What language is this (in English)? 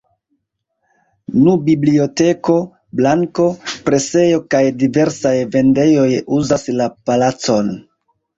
Esperanto